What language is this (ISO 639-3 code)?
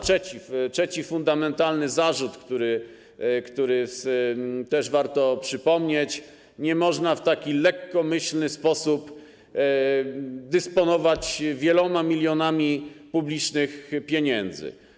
pol